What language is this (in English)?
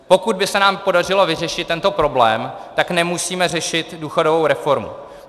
Czech